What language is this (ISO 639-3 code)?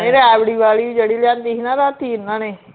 pan